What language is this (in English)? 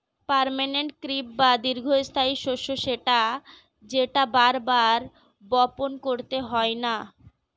Bangla